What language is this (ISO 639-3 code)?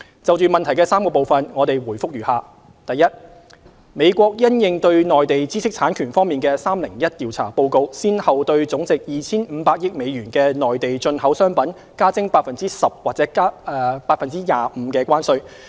yue